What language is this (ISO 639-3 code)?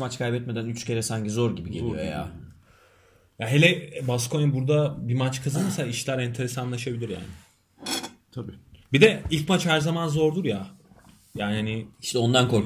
tur